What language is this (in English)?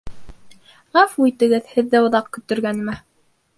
Bashkir